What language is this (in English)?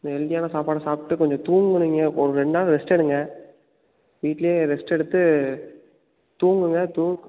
Tamil